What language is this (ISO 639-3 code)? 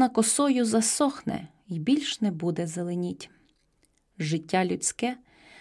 ukr